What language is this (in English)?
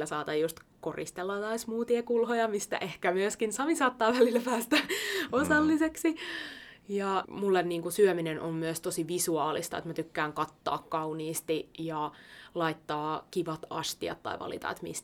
Finnish